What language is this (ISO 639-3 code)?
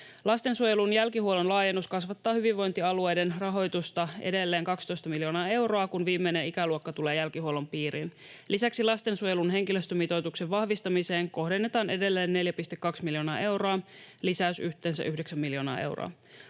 fin